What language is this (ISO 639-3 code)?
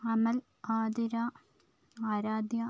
mal